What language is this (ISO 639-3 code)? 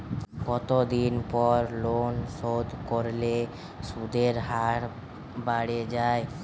ben